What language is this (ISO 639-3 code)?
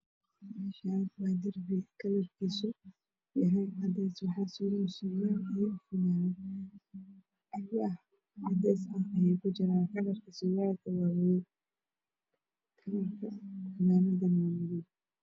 som